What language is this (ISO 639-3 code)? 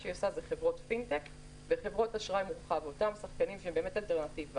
heb